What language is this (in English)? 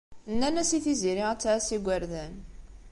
Kabyle